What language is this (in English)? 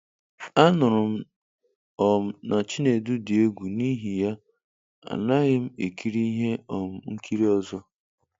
Igbo